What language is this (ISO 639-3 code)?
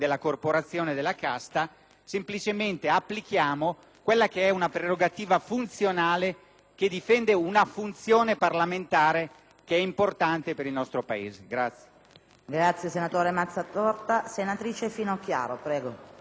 ita